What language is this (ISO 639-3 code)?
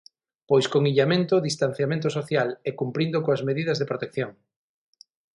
glg